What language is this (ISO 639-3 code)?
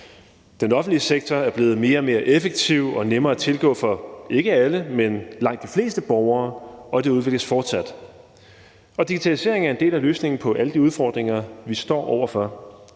dan